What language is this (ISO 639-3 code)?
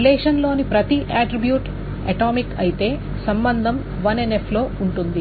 tel